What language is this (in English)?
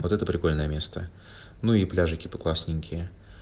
Russian